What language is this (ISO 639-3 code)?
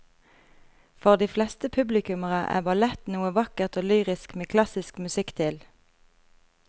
nor